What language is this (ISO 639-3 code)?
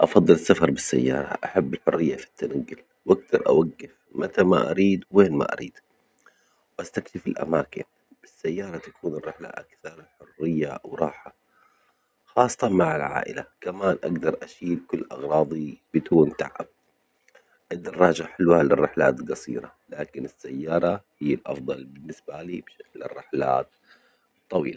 acx